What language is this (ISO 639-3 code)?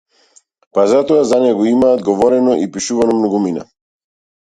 mkd